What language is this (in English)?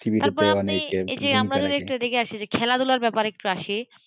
Bangla